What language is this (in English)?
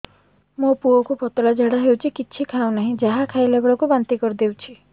Odia